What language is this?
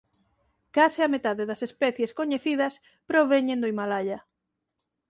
Galician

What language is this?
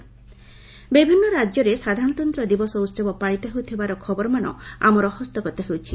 Odia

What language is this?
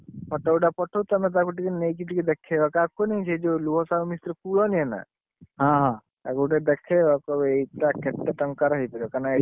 Odia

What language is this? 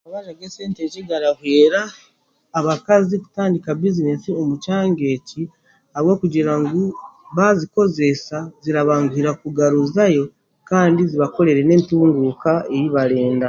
Chiga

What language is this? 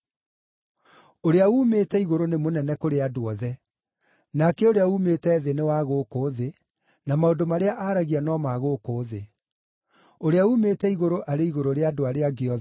Kikuyu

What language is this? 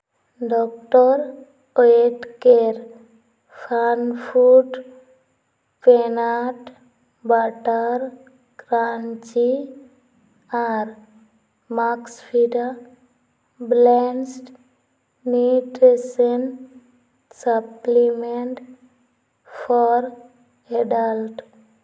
Santali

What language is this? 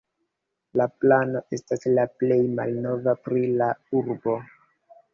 Esperanto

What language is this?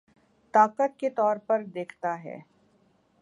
Urdu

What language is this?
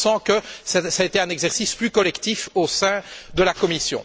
French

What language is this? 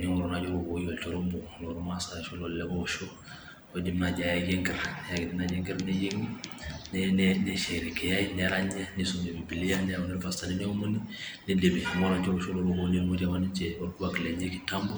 Masai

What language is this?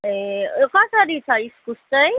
Nepali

